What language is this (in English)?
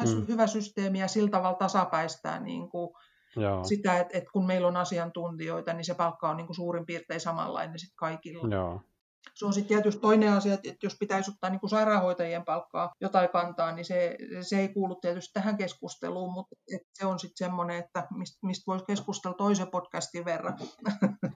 Finnish